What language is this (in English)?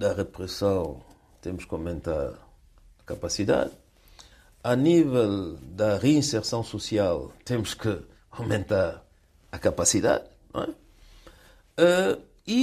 Portuguese